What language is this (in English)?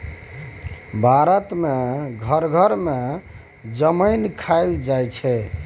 Maithili